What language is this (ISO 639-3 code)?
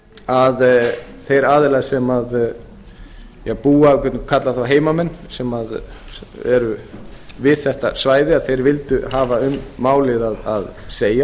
isl